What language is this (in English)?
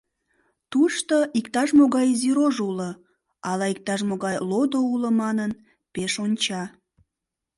Mari